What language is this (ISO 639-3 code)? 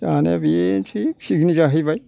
brx